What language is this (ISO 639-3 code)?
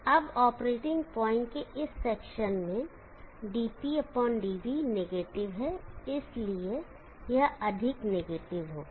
hin